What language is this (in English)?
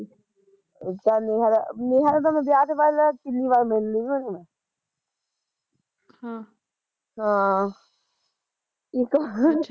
Punjabi